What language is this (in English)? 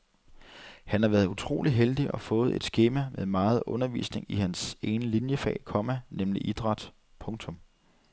Danish